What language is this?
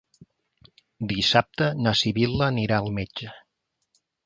Catalan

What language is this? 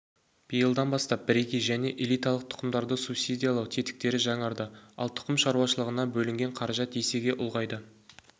Kazakh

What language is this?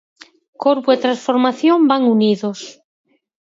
Galician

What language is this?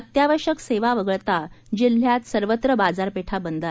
Marathi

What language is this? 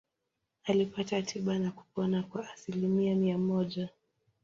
Swahili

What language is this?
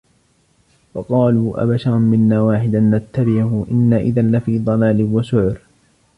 Arabic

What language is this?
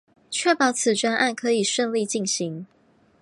Chinese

